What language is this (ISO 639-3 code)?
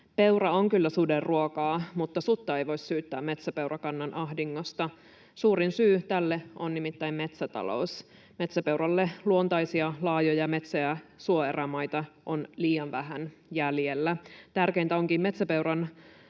fin